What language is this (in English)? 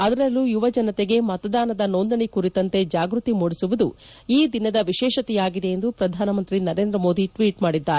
Kannada